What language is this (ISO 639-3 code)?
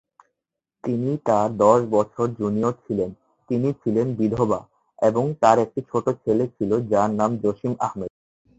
ben